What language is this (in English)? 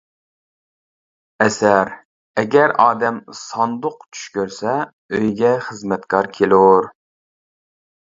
Uyghur